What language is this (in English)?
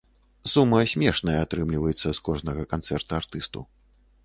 Belarusian